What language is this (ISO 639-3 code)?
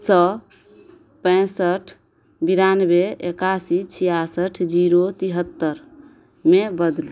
mai